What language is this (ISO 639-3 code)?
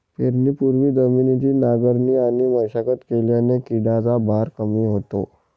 mar